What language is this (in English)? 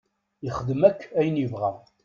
Kabyle